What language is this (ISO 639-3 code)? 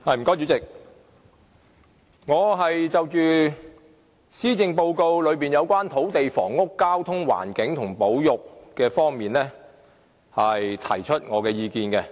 yue